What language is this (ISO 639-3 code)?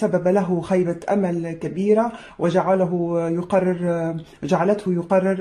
ara